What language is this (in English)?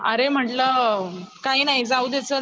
Marathi